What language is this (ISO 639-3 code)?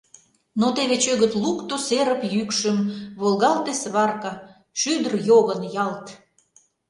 chm